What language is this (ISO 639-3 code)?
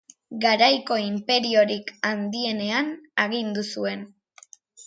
eus